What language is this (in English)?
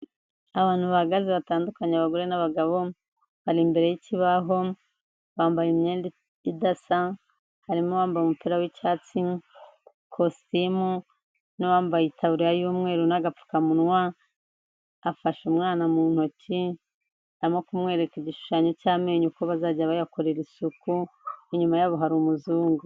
Kinyarwanda